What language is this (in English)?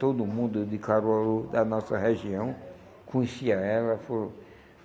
Portuguese